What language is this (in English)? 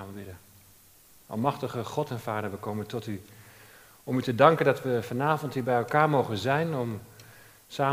Dutch